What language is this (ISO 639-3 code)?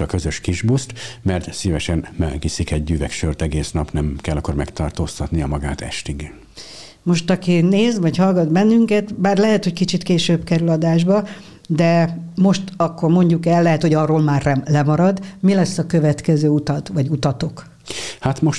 hun